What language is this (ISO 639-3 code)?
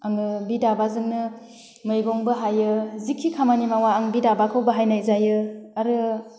brx